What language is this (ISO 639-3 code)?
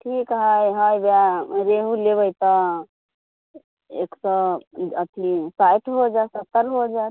mai